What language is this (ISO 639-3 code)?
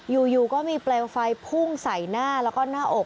tha